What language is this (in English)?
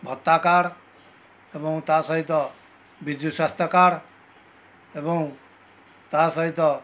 Odia